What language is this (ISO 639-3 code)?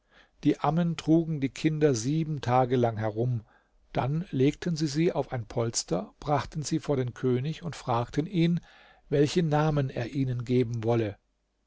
deu